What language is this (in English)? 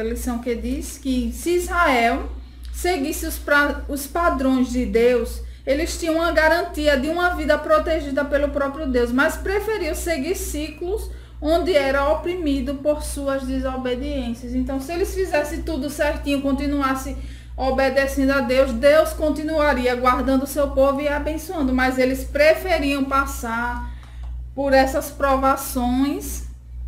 Portuguese